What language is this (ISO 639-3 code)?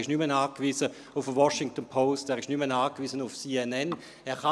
gsw